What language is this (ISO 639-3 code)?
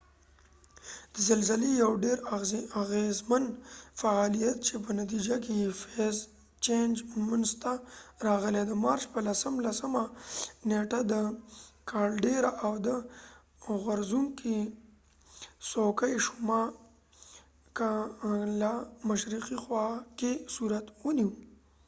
pus